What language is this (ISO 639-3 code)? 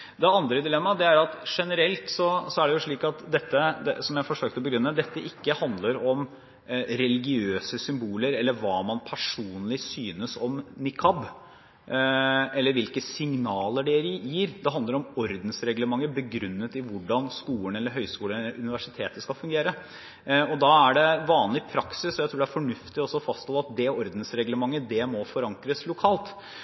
nob